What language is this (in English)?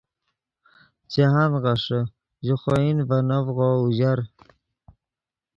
Yidgha